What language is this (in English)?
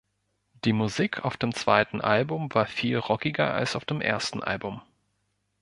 German